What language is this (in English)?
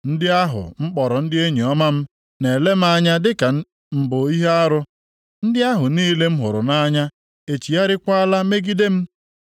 Igbo